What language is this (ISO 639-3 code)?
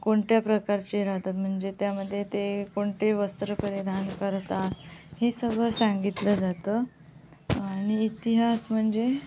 mar